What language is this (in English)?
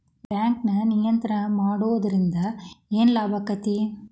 Kannada